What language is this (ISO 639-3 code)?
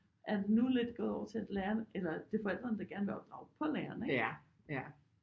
dan